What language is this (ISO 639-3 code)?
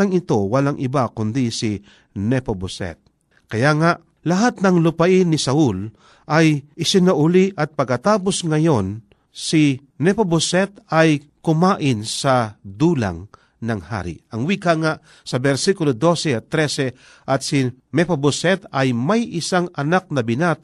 fil